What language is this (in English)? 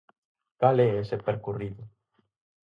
Galician